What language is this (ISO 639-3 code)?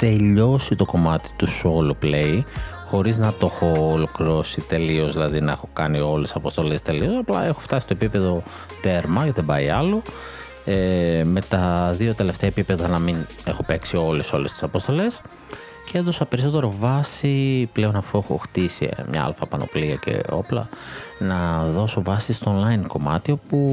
ell